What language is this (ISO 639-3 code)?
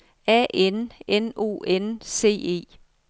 dan